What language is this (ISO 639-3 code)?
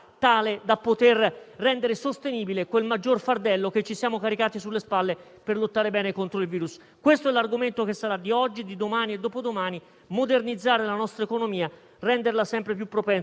ita